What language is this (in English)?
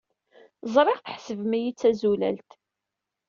Kabyle